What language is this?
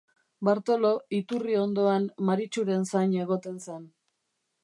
Basque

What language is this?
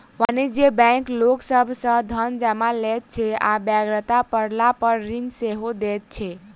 Maithili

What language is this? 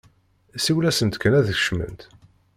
Kabyle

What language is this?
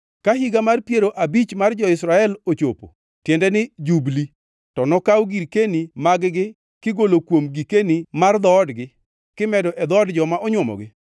Luo (Kenya and Tanzania)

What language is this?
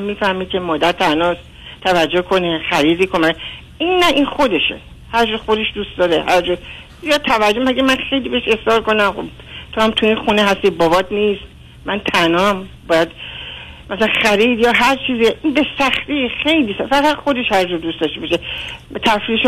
Persian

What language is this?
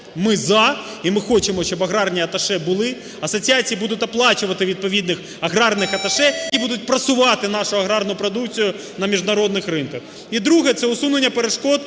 Ukrainian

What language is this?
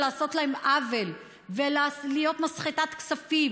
Hebrew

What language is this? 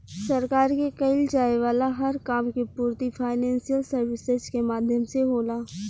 Bhojpuri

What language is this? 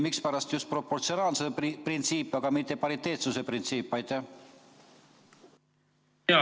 Estonian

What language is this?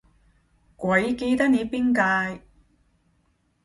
Cantonese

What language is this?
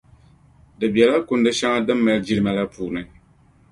Dagbani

